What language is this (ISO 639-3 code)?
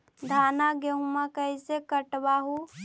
mag